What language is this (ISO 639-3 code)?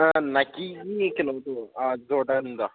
mni